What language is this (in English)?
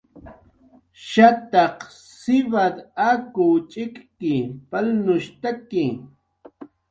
Jaqaru